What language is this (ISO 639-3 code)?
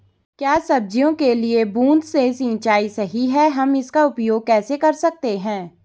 hin